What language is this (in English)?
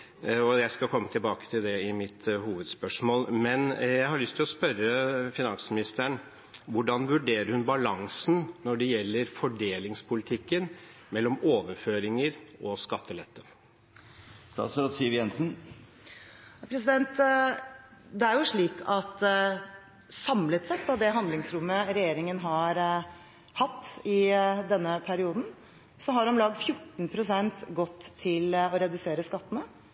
Norwegian Bokmål